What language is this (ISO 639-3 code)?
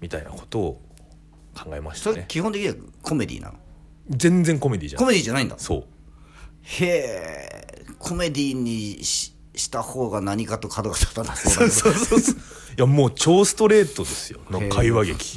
jpn